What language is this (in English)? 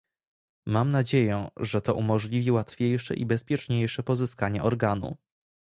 Polish